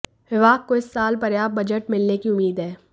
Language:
Hindi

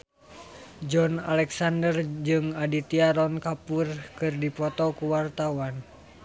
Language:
Sundanese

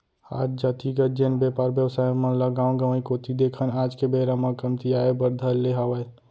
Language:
Chhattisgarhi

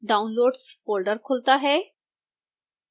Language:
Hindi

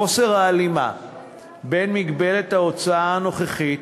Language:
Hebrew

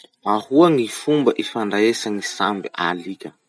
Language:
Masikoro Malagasy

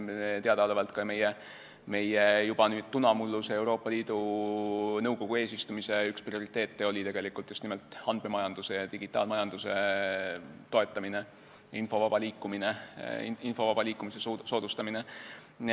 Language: Estonian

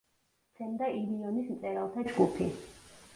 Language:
Georgian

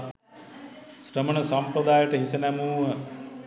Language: Sinhala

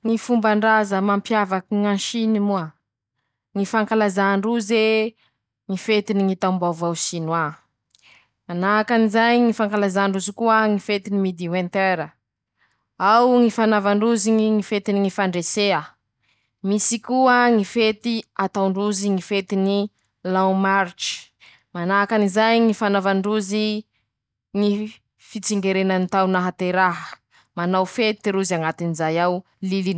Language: Masikoro Malagasy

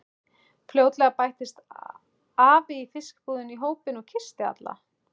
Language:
Icelandic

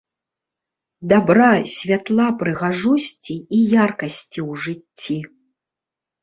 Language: Belarusian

